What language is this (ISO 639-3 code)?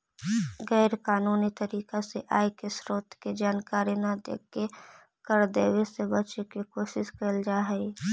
mag